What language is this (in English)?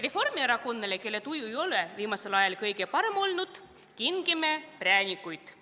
Estonian